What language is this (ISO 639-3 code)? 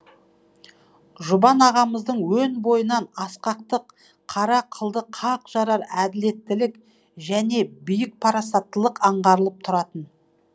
kaz